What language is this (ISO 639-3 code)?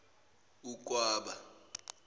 zul